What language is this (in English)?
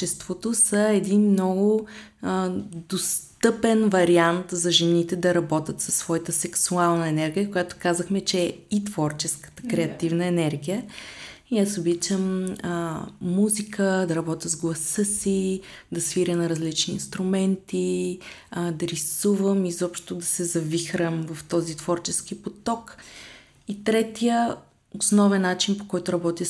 Bulgarian